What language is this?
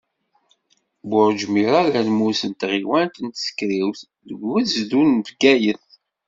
Kabyle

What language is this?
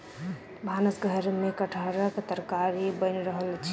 Maithili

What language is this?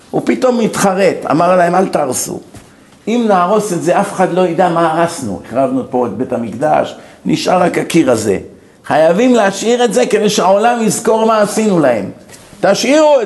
Hebrew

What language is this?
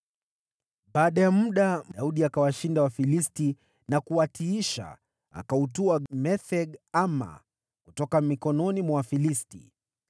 Swahili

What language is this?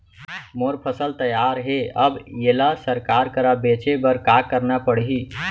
Chhattisgarhi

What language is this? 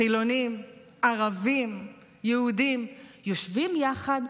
Hebrew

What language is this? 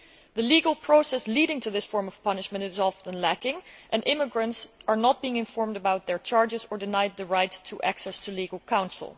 English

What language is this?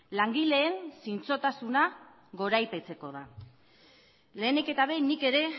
Basque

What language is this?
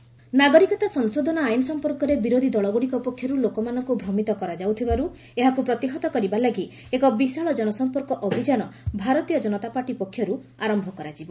Odia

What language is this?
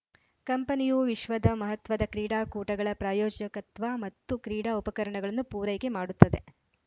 Kannada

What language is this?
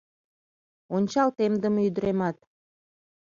Mari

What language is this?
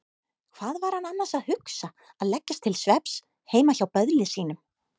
Icelandic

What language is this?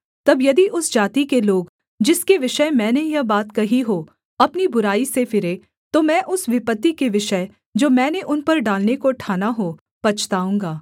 Hindi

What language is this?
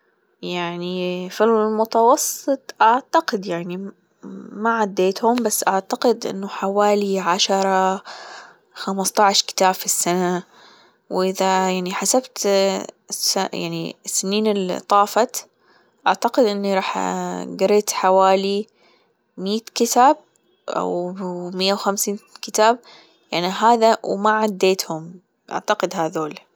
Gulf Arabic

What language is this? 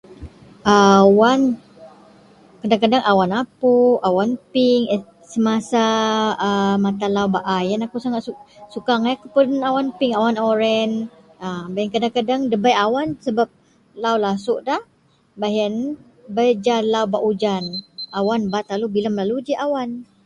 Central Melanau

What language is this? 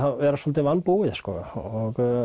Icelandic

